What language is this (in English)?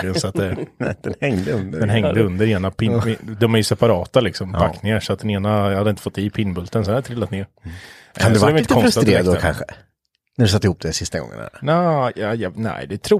Swedish